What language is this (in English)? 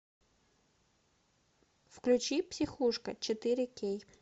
Russian